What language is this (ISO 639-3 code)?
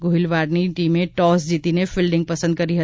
guj